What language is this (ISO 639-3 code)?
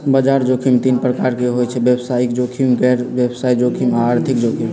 mag